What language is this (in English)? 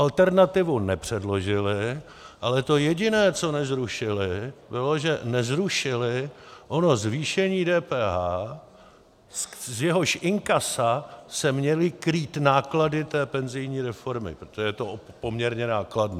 Czech